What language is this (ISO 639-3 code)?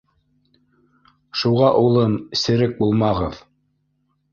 bak